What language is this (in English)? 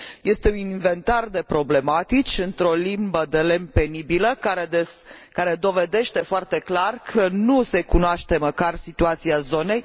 Romanian